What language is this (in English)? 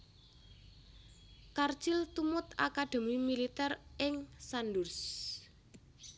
Javanese